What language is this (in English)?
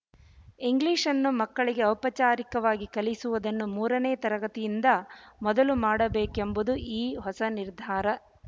Kannada